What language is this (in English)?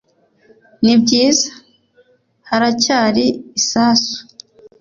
Kinyarwanda